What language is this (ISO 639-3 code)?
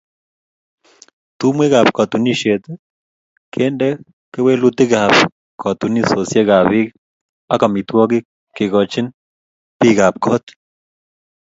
kln